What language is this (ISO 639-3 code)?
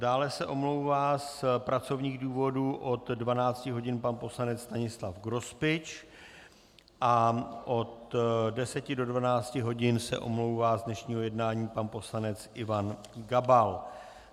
ces